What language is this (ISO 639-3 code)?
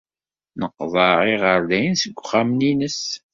kab